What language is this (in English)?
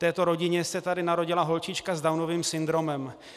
Czech